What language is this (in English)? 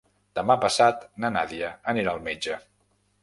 Catalan